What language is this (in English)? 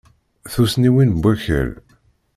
Kabyle